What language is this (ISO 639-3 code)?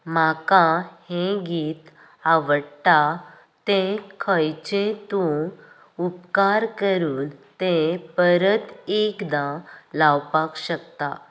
kok